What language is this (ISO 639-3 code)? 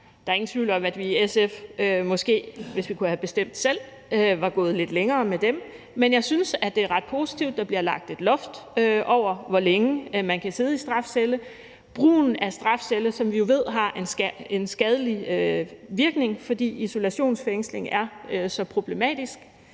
dan